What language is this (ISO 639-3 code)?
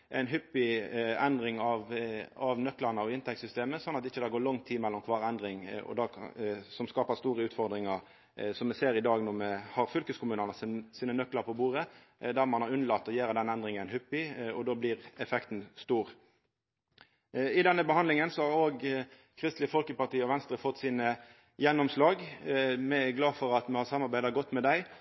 nno